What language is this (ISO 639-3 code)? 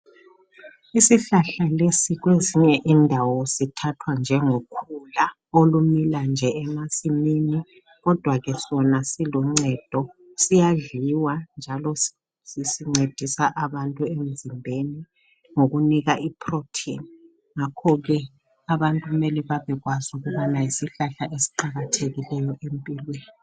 nde